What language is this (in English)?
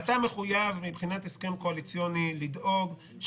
Hebrew